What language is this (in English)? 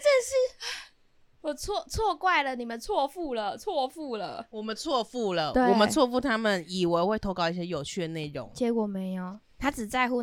Chinese